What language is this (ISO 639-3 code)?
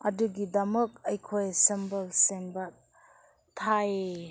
mni